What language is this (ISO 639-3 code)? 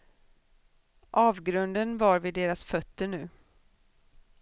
swe